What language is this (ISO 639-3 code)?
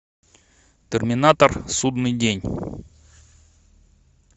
rus